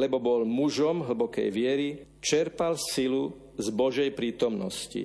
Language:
Slovak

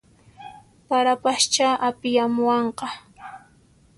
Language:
Puno Quechua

